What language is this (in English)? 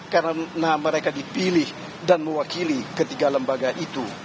Indonesian